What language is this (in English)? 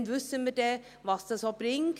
Swiss German